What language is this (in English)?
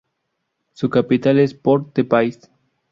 Spanish